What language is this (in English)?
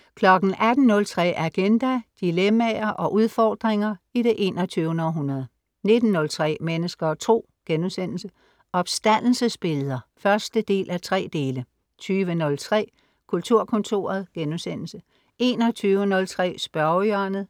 Danish